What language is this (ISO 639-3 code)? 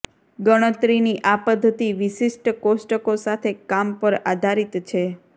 guj